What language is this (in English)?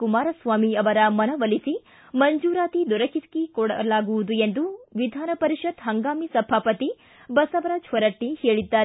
Kannada